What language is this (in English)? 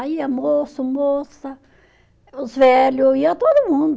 Portuguese